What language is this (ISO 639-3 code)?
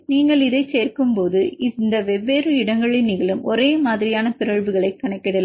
tam